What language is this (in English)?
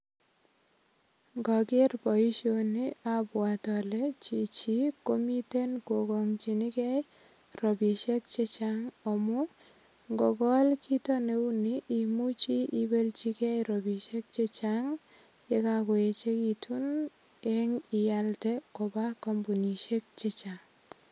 Kalenjin